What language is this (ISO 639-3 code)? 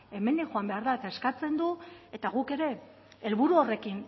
eus